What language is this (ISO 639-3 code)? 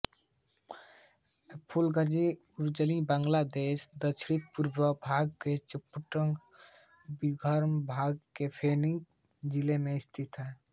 hin